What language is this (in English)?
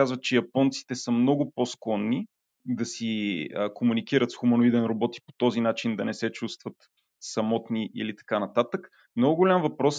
Bulgarian